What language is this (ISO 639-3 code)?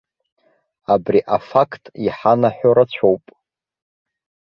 abk